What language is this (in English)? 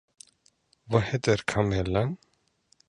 Swedish